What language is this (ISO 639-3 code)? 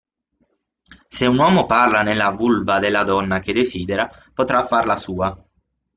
ita